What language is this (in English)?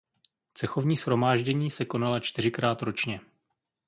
Czech